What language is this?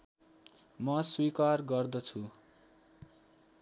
Nepali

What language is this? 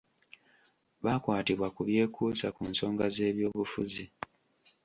Ganda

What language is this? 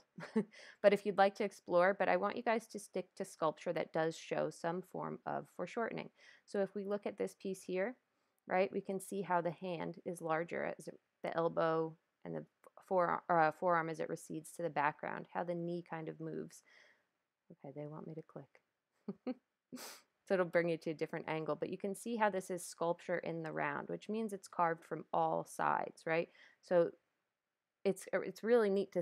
English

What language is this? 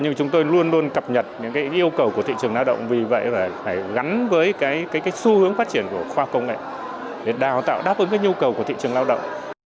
Vietnamese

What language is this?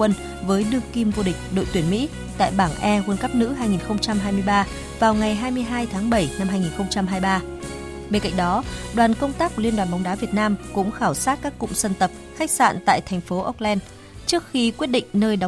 Vietnamese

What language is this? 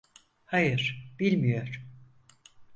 Turkish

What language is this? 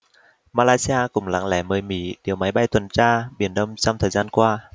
Vietnamese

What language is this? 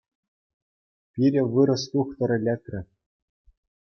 Chuvash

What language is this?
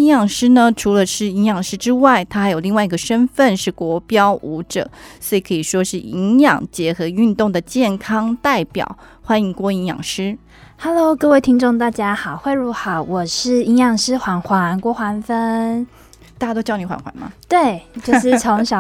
Chinese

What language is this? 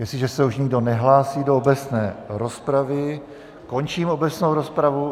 Czech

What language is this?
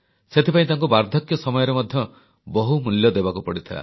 Odia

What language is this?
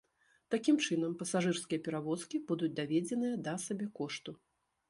Belarusian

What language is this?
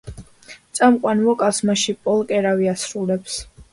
Georgian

